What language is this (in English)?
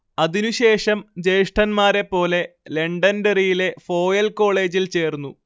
Malayalam